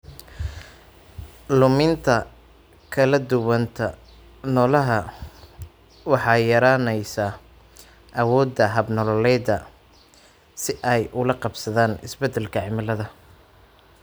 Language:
Somali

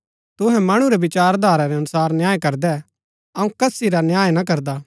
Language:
Gaddi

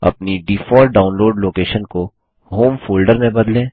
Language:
Hindi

